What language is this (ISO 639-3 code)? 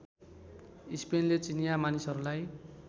nep